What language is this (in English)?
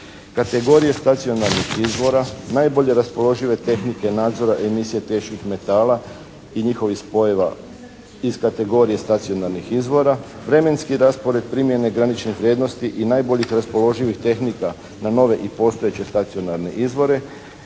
Croatian